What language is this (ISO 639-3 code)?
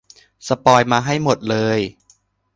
tha